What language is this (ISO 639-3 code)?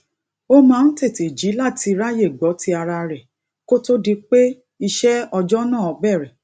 yor